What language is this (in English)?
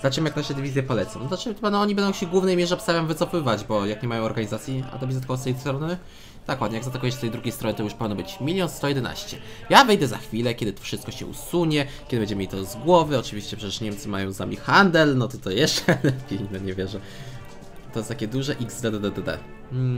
Polish